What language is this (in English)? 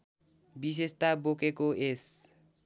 Nepali